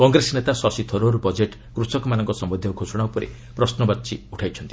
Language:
Odia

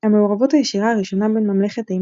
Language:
Hebrew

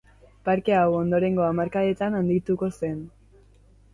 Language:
Basque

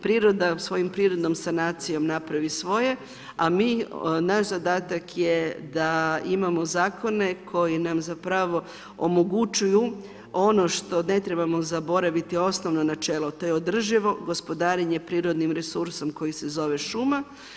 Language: Croatian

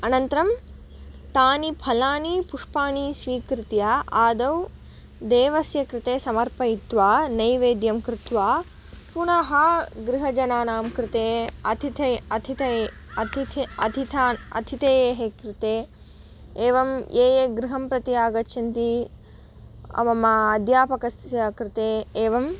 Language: Sanskrit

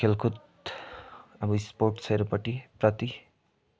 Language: Nepali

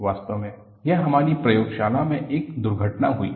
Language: Hindi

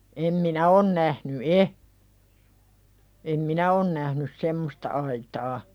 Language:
Finnish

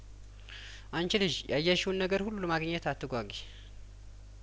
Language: Amharic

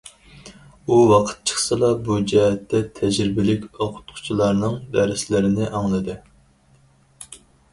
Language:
Uyghur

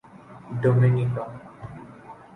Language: Urdu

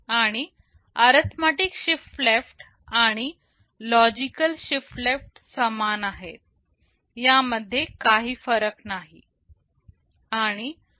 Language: Marathi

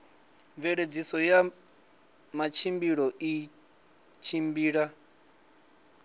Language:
Venda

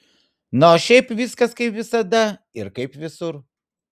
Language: Lithuanian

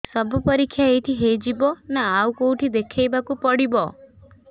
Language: Odia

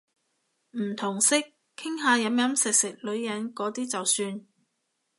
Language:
Cantonese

